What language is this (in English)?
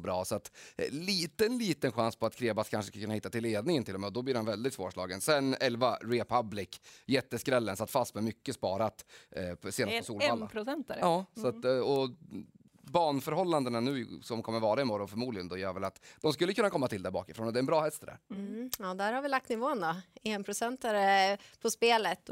Swedish